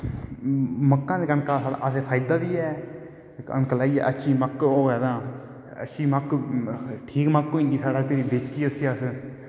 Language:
Dogri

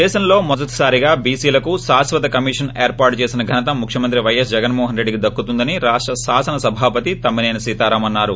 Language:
Telugu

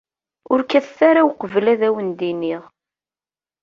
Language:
Kabyle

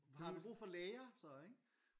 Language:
Danish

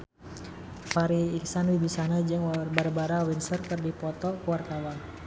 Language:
Sundanese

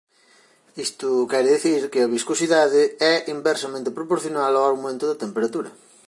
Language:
Galician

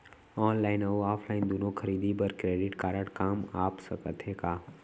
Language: Chhattisgarhi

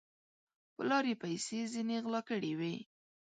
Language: Pashto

